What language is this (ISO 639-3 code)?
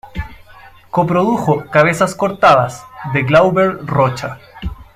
spa